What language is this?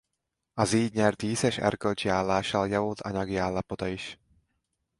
Hungarian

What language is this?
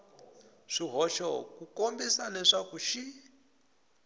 Tsonga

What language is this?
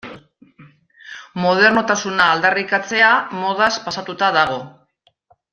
Basque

